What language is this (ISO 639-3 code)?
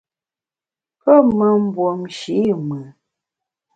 bax